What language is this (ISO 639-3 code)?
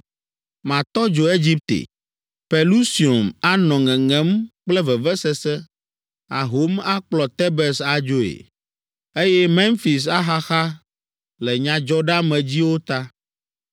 ewe